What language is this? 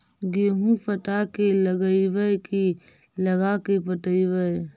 Magahi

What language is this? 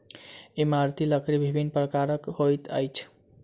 Maithili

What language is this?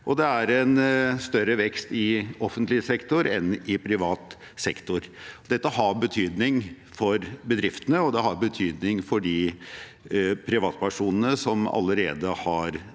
Norwegian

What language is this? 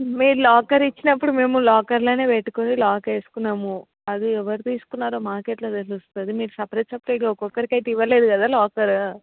Telugu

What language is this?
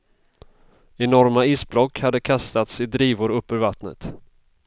Swedish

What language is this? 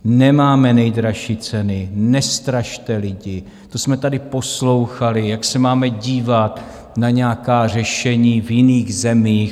Czech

